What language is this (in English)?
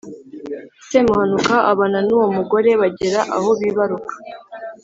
Kinyarwanda